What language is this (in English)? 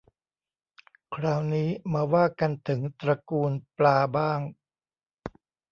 Thai